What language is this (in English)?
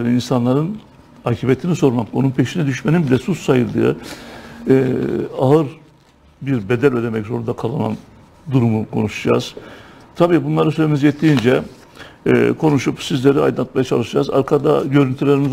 Turkish